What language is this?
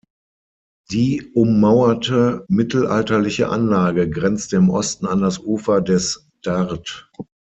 German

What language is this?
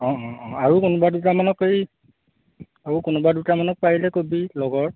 Assamese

